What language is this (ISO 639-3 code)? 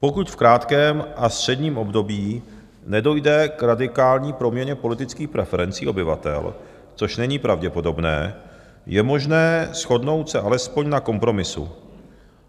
ces